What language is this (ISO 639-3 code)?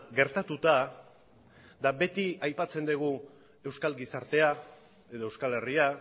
eus